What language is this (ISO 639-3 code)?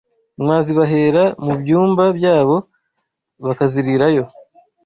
kin